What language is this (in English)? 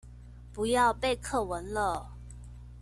Chinese